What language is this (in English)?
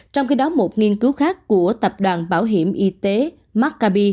Vietnamese